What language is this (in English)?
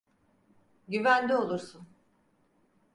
Turkish